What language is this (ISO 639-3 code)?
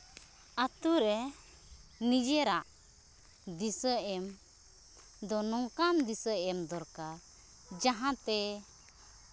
sat